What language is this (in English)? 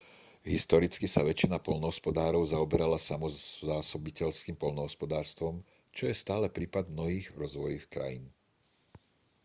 Slovak